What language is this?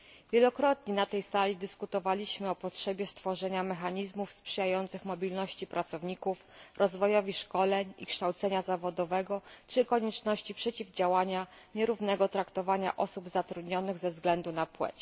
Polish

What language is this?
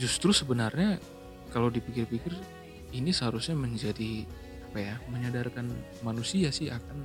Indonesian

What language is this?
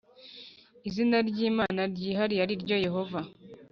Kinyarwanda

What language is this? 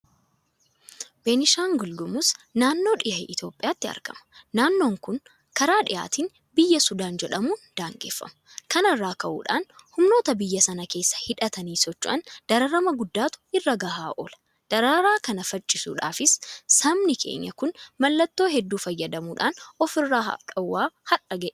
Oromo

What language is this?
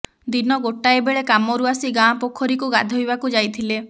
Odia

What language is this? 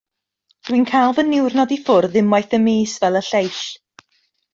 Welsh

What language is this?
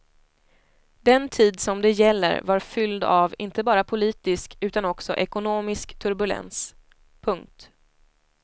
Swedish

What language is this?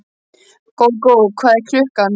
Icelandic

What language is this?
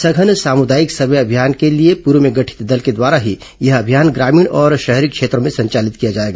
Hindi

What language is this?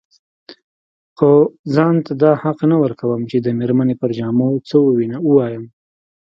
Pashto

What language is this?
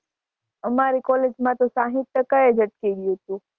Gujarati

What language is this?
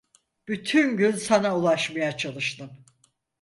Turkish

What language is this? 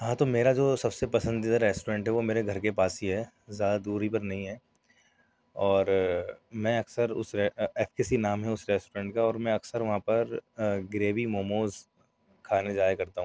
Urdu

